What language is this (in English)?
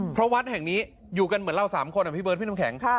Thai